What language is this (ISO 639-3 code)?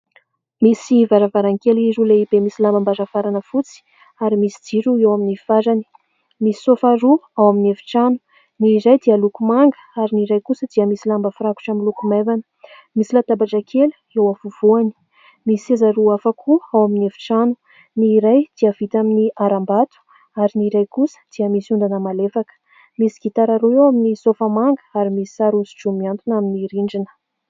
mlg